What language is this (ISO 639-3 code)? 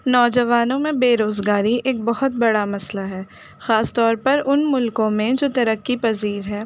urd